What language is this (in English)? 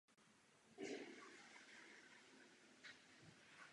Czech